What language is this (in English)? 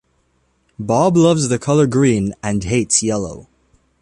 English